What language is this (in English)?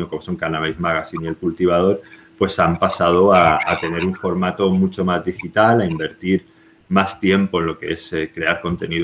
Spanish